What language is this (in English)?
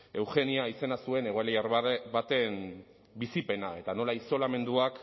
Basque